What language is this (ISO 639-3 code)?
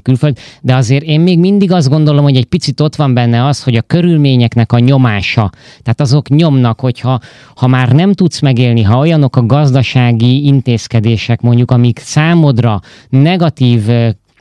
hun